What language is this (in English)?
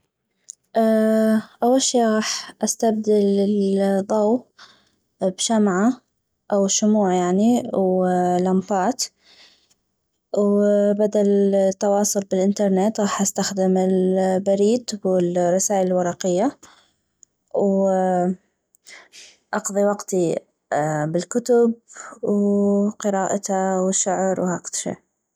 North Mesopotamian Arabic